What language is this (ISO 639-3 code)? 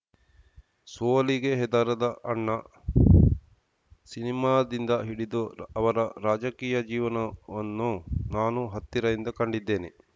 kan